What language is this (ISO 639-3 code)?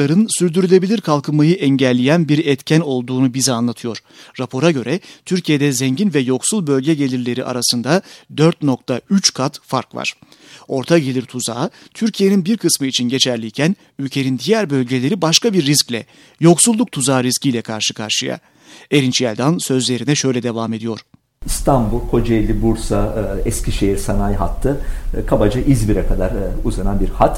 tur